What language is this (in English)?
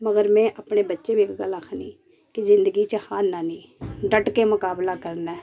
Dogri